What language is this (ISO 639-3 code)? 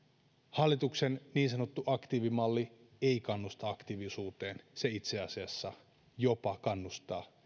fin